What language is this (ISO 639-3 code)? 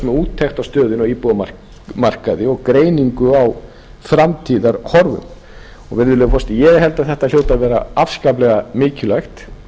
isl